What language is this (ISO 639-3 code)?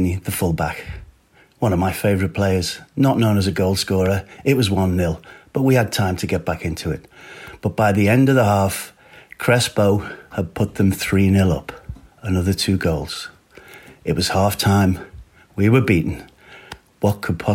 nld